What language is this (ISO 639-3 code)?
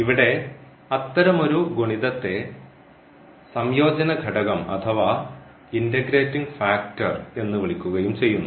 mal